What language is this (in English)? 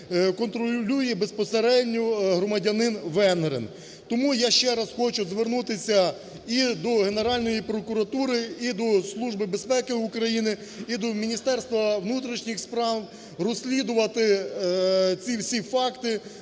Ukrainian